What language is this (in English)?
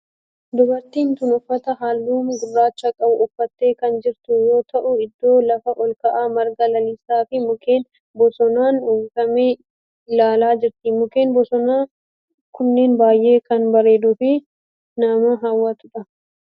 Oromo